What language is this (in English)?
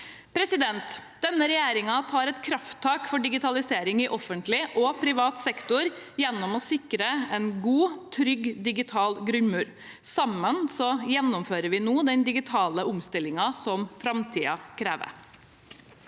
Norwegian